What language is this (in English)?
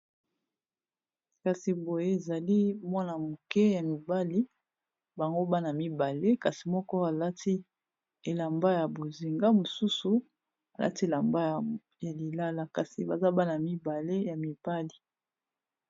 Lingala